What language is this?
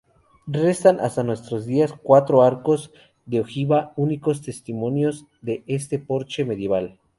Spanish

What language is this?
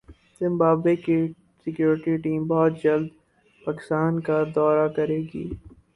Urdu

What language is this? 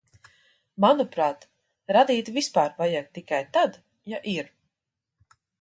Latvian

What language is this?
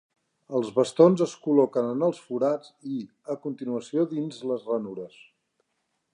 Catalan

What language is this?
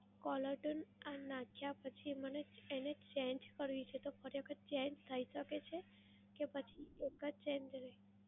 Gujarati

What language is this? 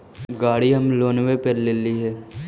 Magahi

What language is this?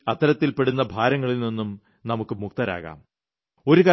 Malayalam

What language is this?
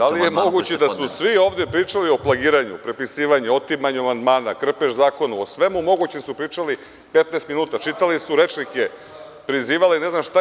Serbian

